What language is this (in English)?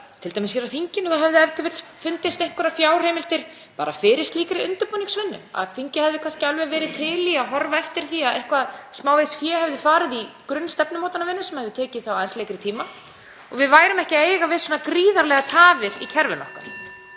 Icelandic